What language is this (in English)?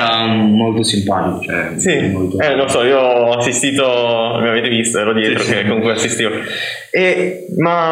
Italian